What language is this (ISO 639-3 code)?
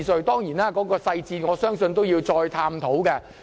yue